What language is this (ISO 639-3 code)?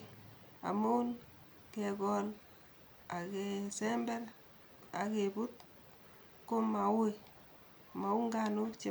kln